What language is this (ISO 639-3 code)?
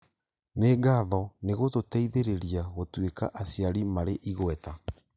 kik